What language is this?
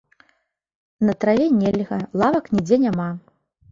Belarusian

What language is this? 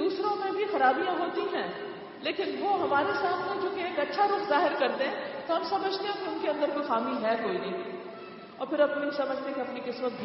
Urdu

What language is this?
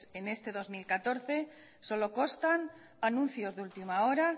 Spanish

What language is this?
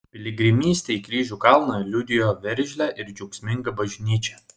Lithuanian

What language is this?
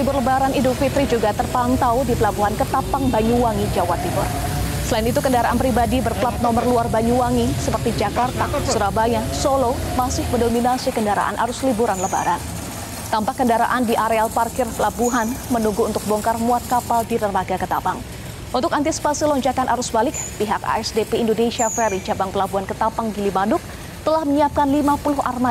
Indonesian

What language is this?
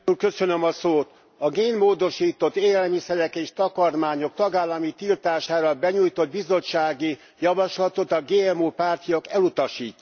Hungarian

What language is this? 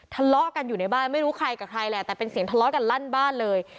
Thai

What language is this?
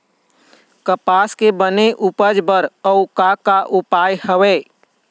Chhattisgarhi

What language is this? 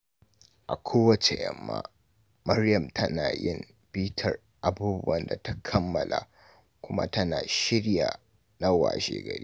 Hausa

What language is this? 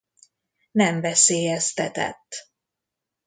Hungarian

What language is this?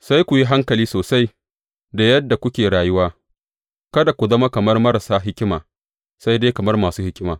Hausa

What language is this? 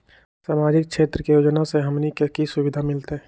Magahi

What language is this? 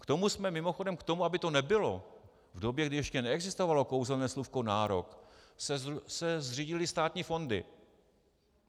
Czech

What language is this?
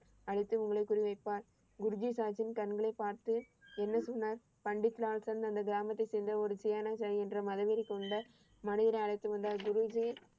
Tamil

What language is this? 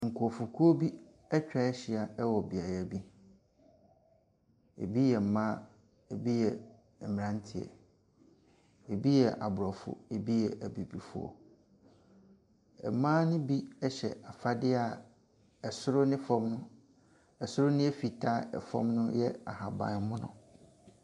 Akan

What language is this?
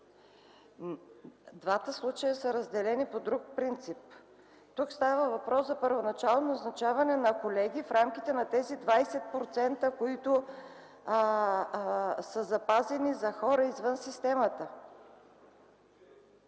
Bulgarian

